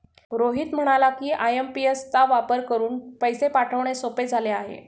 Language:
Marathi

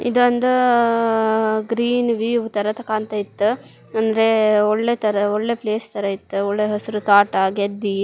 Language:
Kannada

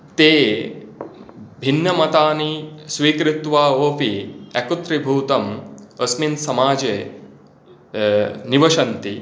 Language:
Sanskrit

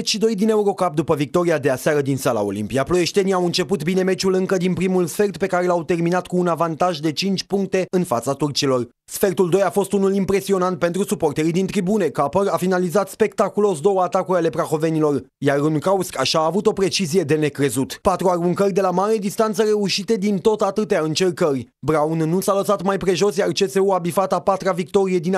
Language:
Romanian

